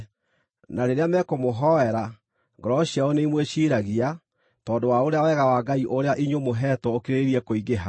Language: Kikuyu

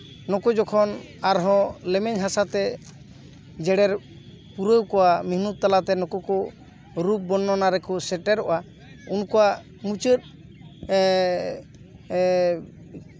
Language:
Santali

